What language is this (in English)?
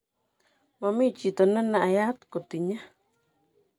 Kalenjin